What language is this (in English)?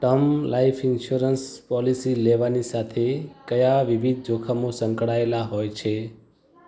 Gujarati